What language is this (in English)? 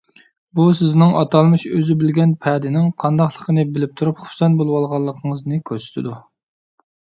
Uyghur